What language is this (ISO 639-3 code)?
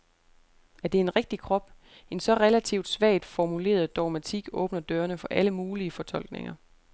dan